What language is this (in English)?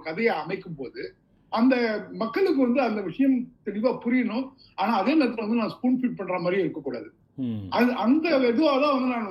Tamil